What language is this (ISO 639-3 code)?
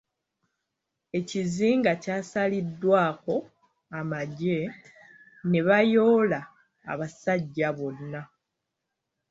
lug